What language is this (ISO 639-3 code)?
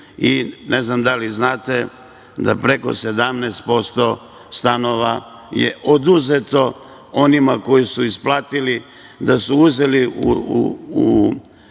srp